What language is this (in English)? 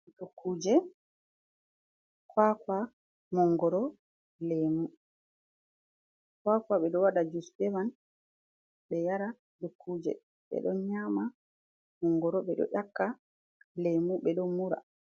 Fula